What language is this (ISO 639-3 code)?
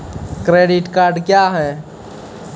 mai